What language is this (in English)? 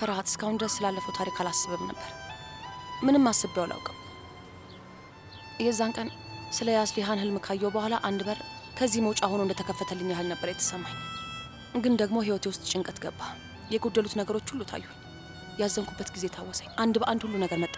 Arabic